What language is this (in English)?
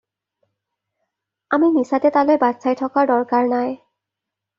Assamese